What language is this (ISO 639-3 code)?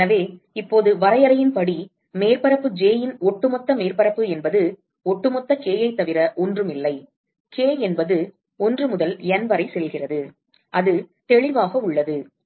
tam